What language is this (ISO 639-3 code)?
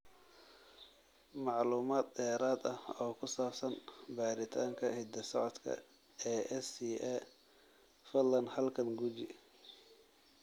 som